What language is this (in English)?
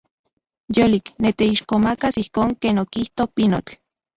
Central Puebla Nahuatl